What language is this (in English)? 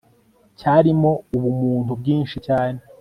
Kinyarwanda